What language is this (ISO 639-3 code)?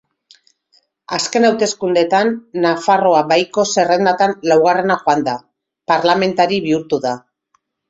eus